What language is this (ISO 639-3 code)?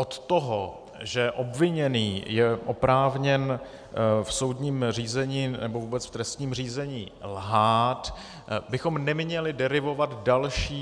ces